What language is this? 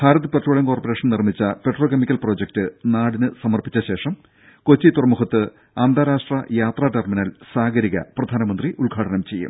Malayalam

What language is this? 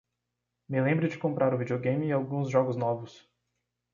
Portuguese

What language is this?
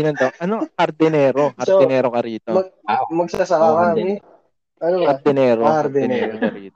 Filipino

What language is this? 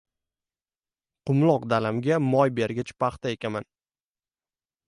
Uzbek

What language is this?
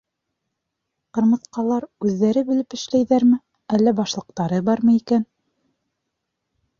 Bashkir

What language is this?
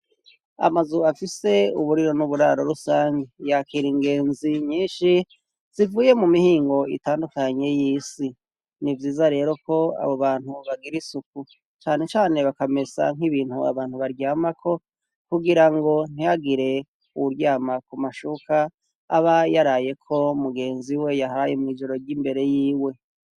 Rundi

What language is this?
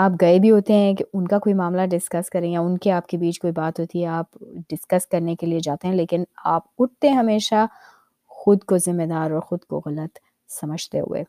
Urdu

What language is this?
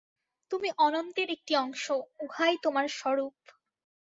Bangla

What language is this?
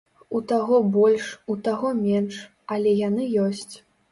Belarusian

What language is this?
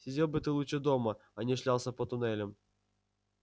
Russian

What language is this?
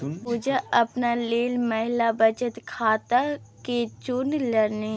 Maithili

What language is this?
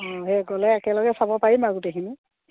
Assamese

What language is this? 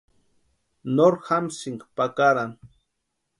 Western Highland Purepecha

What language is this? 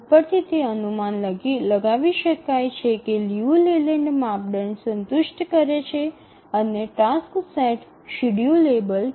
Gujarati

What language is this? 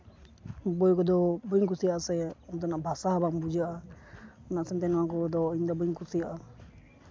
Santali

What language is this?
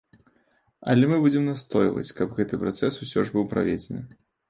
Belarusian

